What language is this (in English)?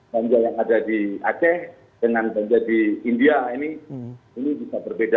Indonesian